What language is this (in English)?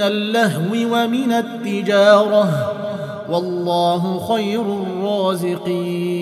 Arabic